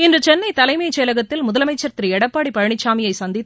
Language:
Tamil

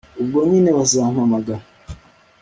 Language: Kinyarwanda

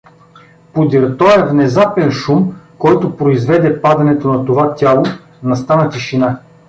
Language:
Bulgarian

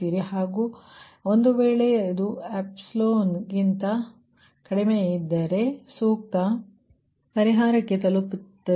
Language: Kannada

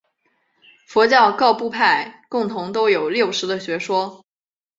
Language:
Chinese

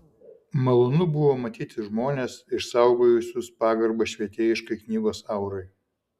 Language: Lithuanian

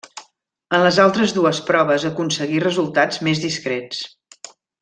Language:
Catalan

